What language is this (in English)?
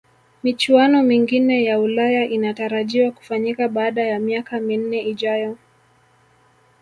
Swahili